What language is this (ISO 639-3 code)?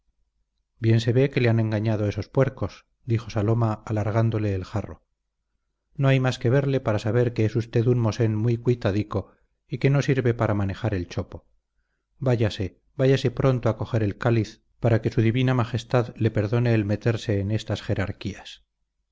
spa